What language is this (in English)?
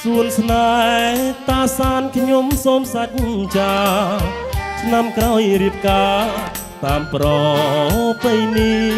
Thai